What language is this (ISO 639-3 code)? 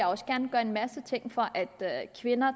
dan